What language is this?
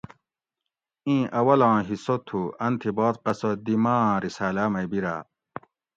Gawri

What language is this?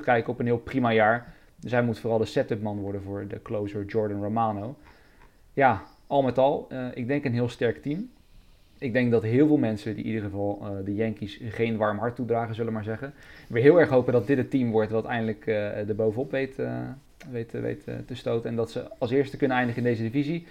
Dutch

